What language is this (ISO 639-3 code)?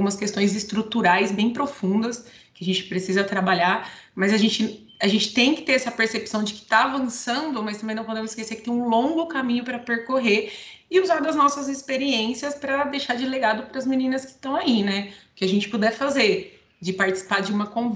por